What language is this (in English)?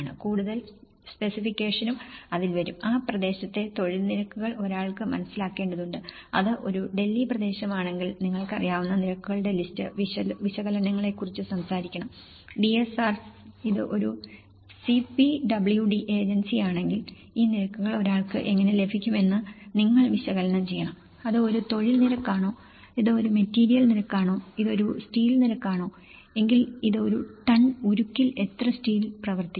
Malayalam